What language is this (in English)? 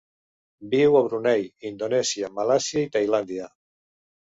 Catalan